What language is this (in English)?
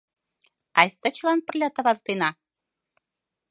Mari